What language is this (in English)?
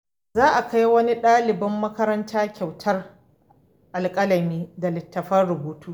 Hausa